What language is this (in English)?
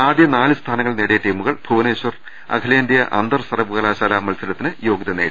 Malayalam